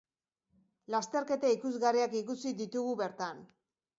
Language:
Basque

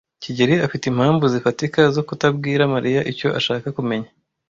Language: Kinyarwanda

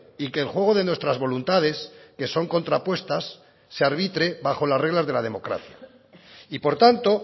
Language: Spanish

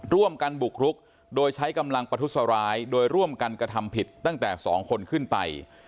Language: Thai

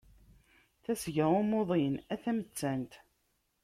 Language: Kabyle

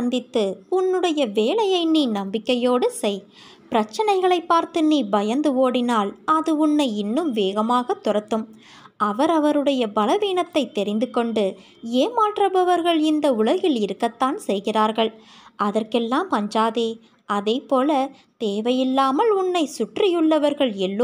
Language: Tamil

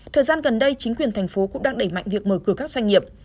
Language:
Vietnamese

